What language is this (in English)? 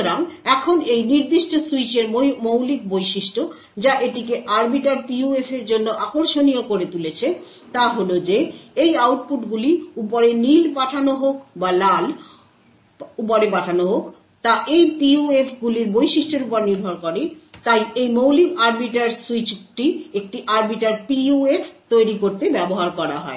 Bangla